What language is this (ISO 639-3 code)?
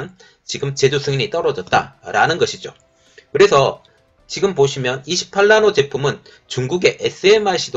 kor